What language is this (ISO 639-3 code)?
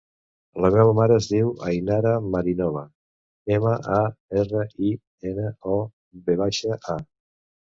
cat